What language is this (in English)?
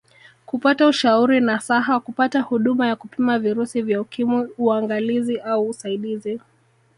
Swahili